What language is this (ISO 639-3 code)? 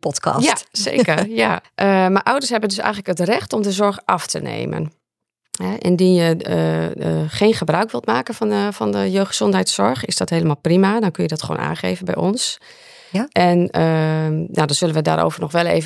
nld